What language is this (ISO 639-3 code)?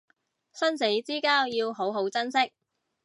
yue